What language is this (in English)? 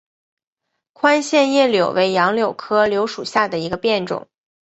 Chinese